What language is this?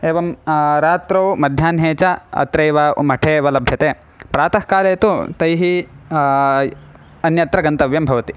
Sanskrit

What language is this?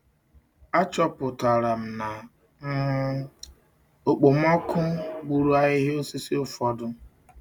Igbo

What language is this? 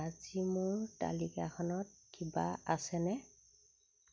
Assamese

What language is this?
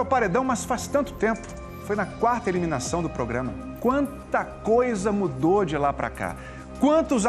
Portuguese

